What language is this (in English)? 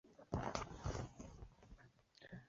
Chinese